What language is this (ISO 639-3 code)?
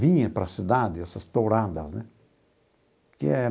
por